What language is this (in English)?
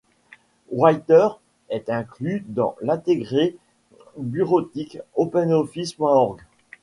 French